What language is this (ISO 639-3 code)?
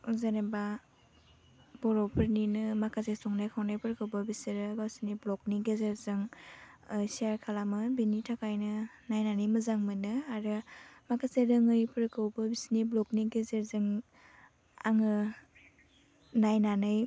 brx